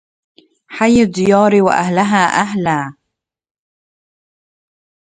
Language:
Arabic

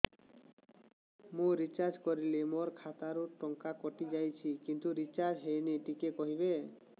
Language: Odia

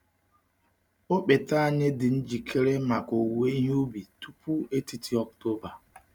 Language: Igbo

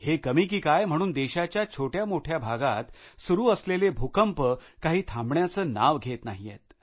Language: Marathi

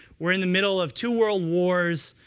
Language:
English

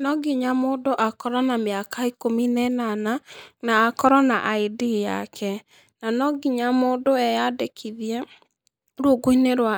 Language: Kikuyu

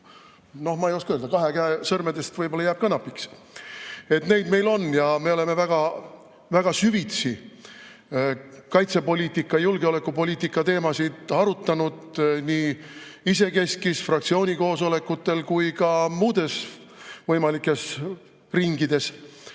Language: Estonian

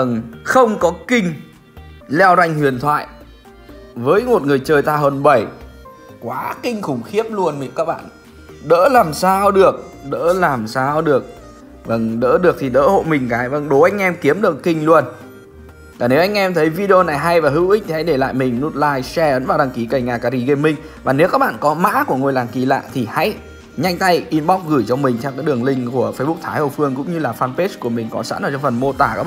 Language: Vietnamese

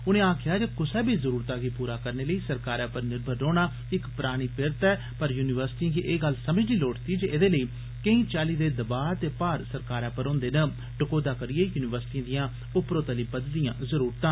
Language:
Dogri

